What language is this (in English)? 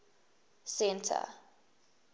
English